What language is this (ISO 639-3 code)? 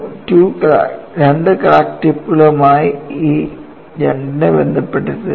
mal